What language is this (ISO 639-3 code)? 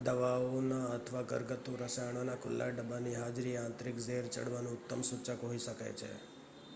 guj